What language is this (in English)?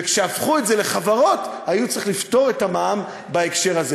Hebrew